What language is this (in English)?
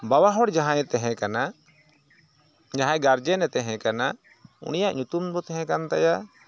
Santali